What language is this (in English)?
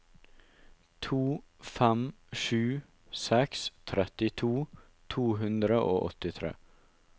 Norwegian